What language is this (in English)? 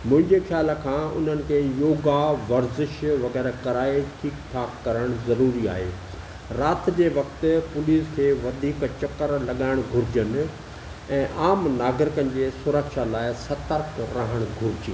Sindhi